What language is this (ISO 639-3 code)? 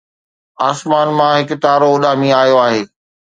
snd